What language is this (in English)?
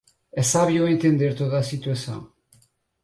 Portuguese